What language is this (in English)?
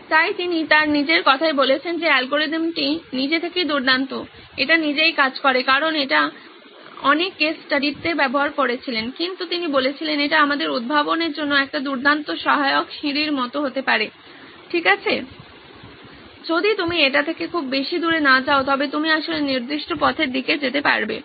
Bangla